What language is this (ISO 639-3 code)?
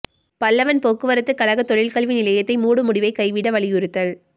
tam